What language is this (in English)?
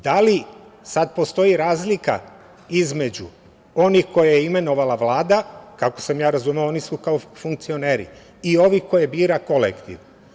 Serbian